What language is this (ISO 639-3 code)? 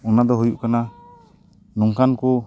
sat